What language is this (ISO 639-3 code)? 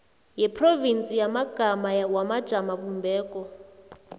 nbl